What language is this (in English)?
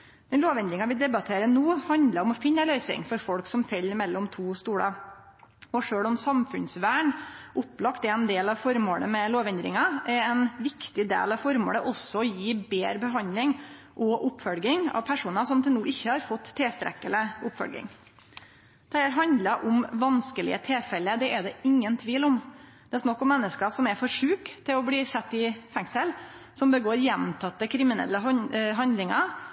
Norwegian Nynorsk